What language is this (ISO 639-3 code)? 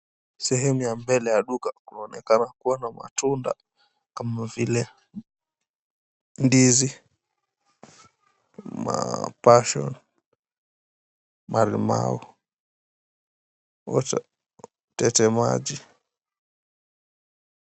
swa